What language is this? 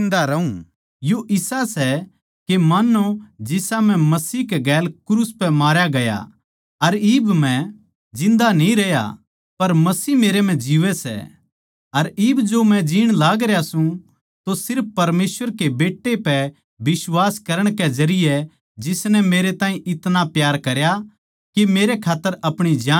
Haryanvi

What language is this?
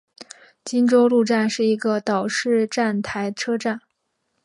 Chinese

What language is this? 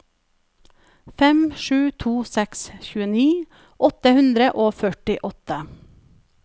Norwegian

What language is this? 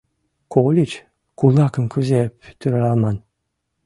Mari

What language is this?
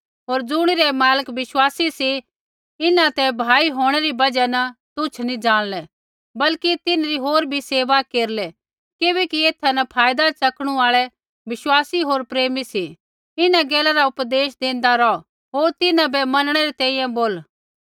Kullu Pahari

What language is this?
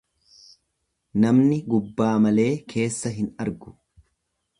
Oromo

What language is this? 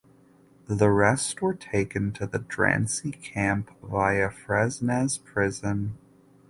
English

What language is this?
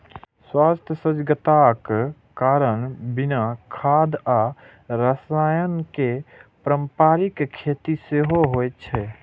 Maithili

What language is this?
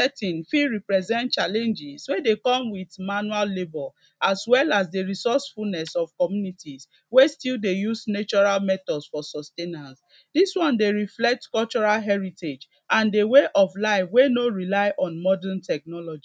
Nigerian Pidgin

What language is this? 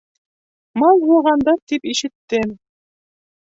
Bashkir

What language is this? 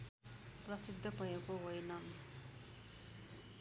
Nepali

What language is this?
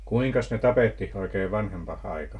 Finnish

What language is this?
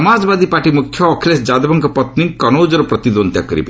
Odia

